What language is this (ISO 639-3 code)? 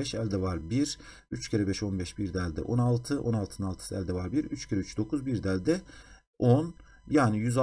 tur